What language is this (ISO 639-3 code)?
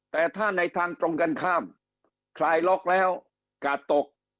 tha